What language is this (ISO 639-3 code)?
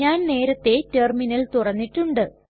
mal